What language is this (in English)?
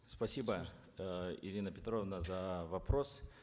Kazakh